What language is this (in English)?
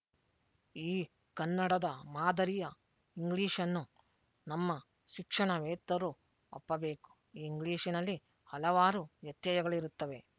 Kannada